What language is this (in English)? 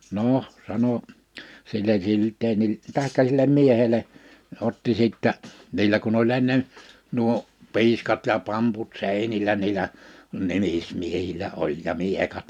Finnish